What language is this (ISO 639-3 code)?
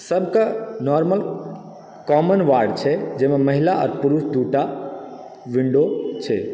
mai